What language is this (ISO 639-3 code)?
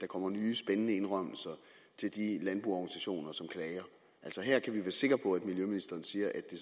dan